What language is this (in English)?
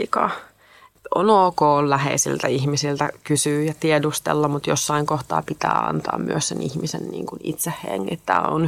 Finnish